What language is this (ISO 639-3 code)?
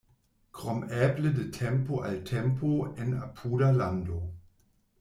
epo